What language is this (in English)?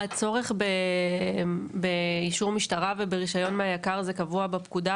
Hebrew